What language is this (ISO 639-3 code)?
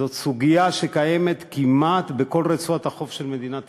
heb